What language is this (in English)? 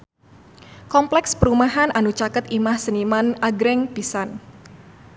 Sundanese